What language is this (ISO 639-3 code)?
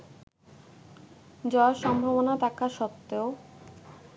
ben